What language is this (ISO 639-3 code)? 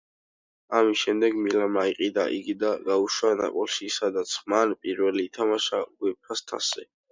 kat